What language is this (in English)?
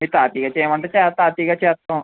Telugu